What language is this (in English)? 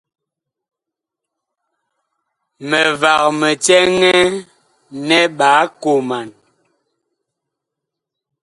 Bakoko